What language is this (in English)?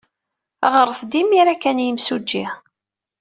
Kabyle